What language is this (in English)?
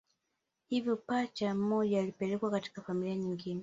Swahili